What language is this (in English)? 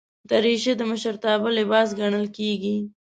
Pashto